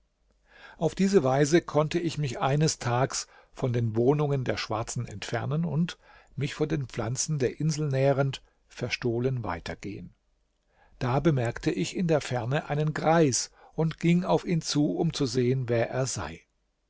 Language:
German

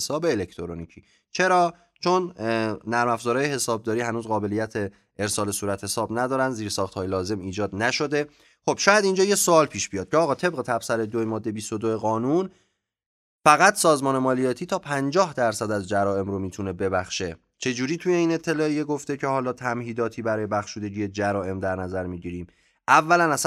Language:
Persian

